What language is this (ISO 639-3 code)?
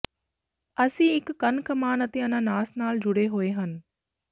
pan